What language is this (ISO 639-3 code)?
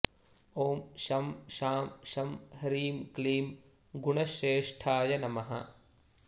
san